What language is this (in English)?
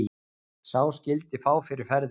Icelandic